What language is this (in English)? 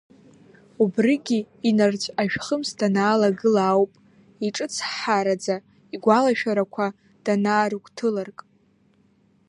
Abkhazian